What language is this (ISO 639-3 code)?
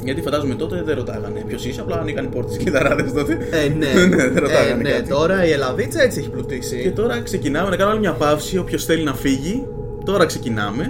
ell